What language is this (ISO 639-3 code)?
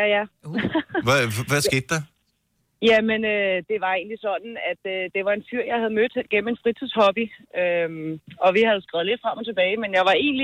dan